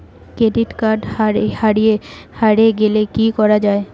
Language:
Bangla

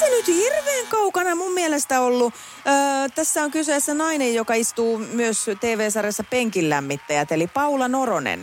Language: Finnish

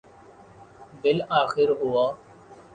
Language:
Urdu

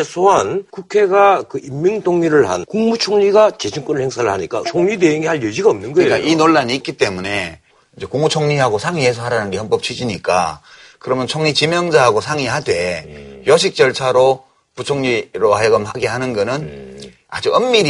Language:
Korean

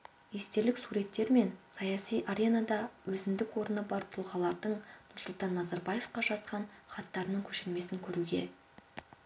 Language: Kazakh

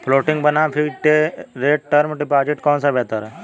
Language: Hindi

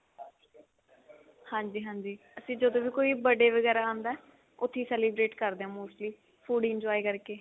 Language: Punjabi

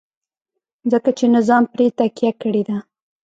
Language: Pashto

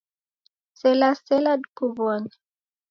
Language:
Taita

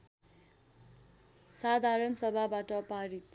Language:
Nepali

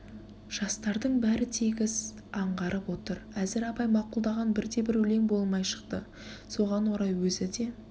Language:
Kazakh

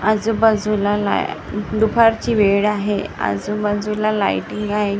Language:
Marathi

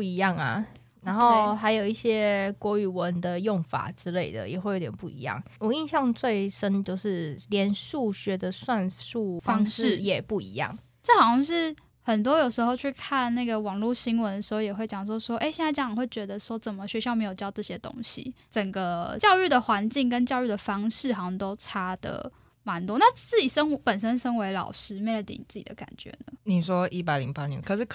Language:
Chinese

